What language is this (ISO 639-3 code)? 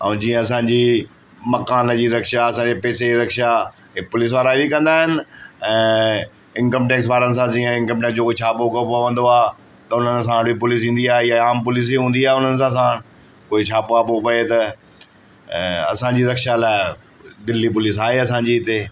snd